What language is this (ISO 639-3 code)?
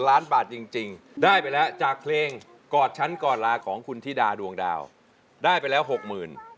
tha